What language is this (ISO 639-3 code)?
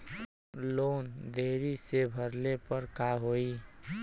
bho